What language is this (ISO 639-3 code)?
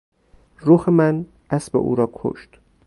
fas